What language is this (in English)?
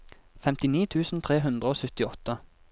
Norwegian